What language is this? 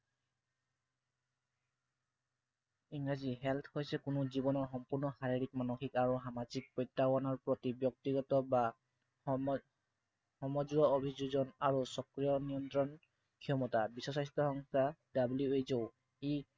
Assamese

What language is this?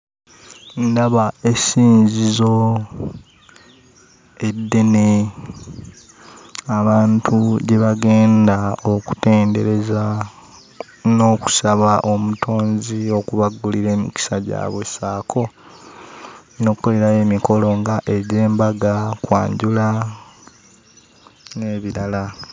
Ganda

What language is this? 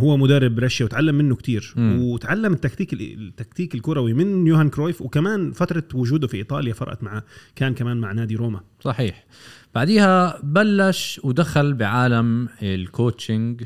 Arabic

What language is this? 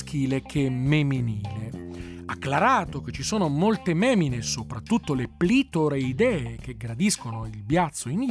Italian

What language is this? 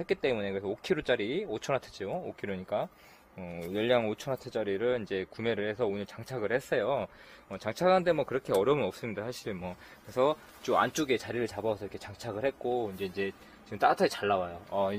Korean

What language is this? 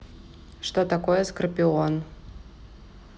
Russian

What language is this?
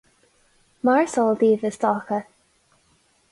Irish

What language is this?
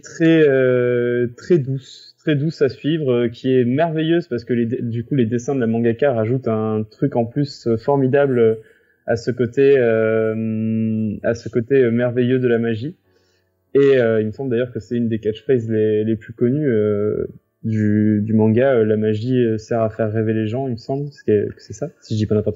French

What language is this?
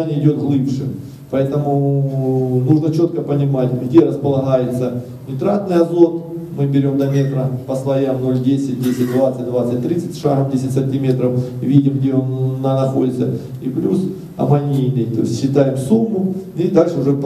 Russian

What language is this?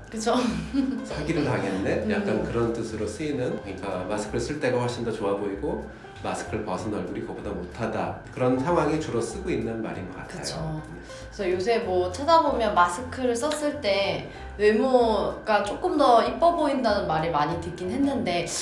Korean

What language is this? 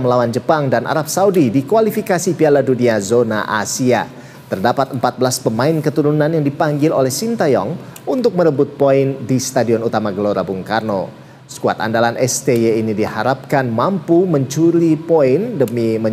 Indonesian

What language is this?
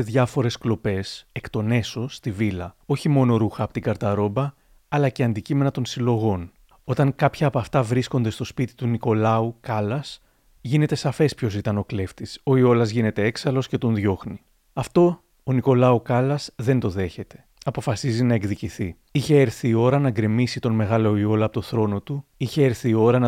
Greek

